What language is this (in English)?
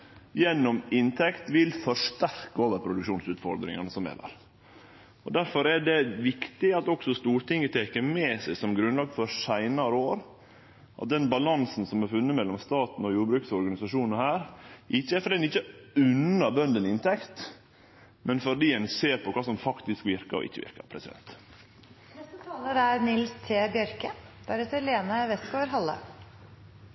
Norwegian Nynorsk